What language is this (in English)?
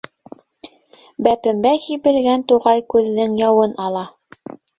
Bashkir